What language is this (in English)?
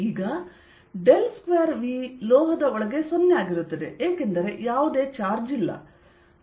Kannada